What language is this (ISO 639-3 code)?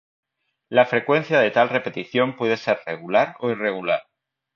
spa